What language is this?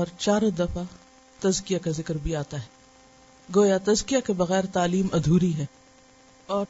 Urdu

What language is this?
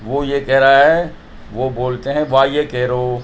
Urdu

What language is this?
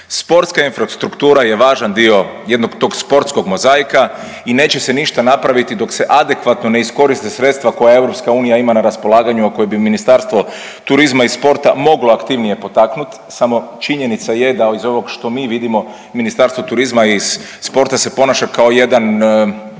Croatian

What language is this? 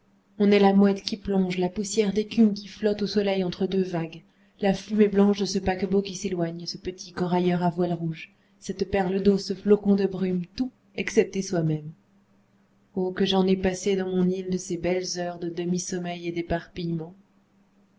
French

